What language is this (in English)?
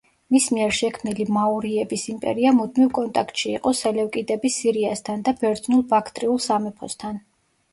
Georgian